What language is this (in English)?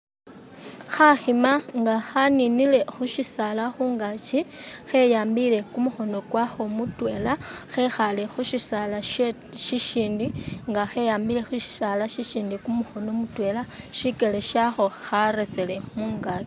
Masaaba